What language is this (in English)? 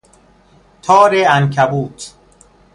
Persian